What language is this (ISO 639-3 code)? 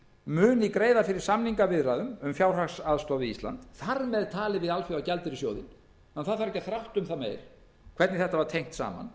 isl